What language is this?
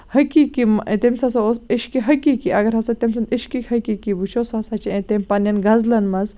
Kashmiri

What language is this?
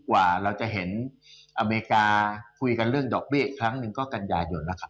Thai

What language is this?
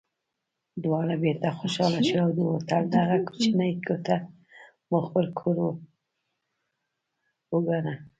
Pashto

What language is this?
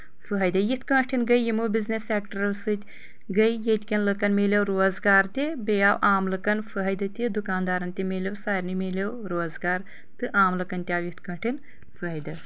Kashmiri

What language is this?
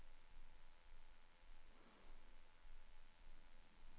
Norwegian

